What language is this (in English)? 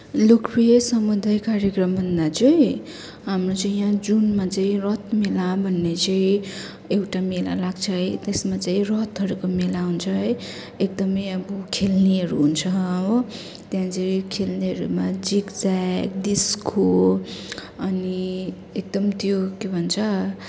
Nepali